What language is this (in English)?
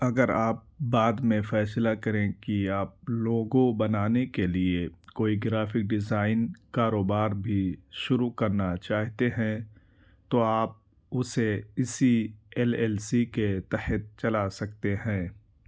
Urdu